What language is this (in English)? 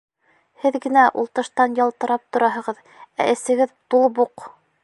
Bashkir